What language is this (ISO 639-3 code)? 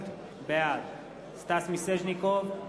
heb